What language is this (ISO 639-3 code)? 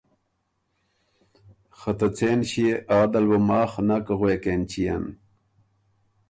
oru